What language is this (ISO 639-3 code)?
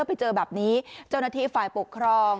tha